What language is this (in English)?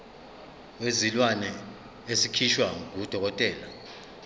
Zulu